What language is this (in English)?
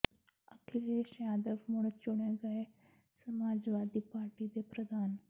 Punjabi